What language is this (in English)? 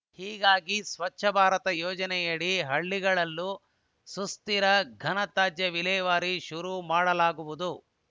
Kannada